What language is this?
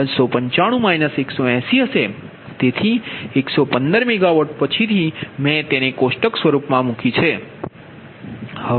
Gujarati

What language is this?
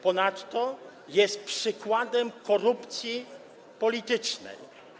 Polish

